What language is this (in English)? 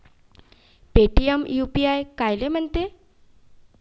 Marathi